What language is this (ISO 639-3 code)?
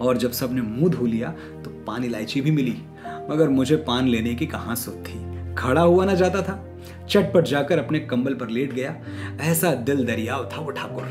hin